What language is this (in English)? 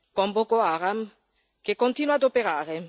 Italian